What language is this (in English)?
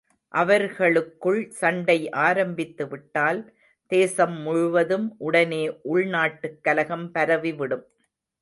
Tamil